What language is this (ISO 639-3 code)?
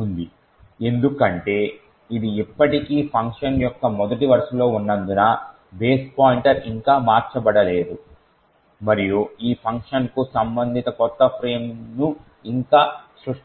tel